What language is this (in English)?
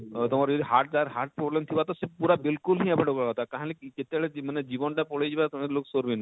Odia